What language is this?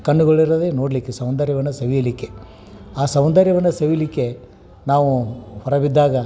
Kannada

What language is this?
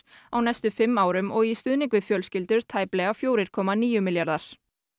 Icelandic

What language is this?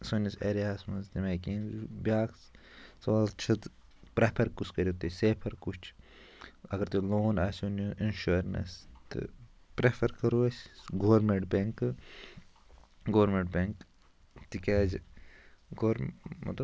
Kashmiri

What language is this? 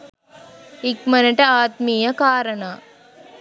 Sinhala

